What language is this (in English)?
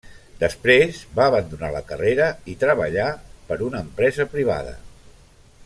Catalan